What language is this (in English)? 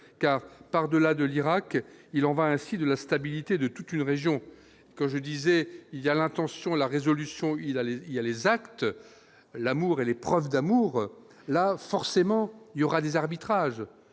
French